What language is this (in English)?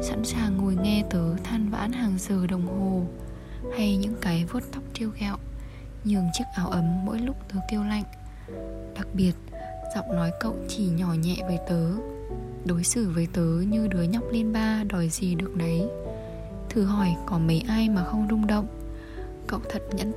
Vietnamese